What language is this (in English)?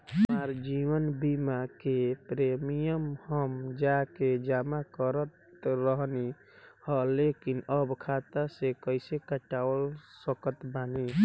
Bhojpuri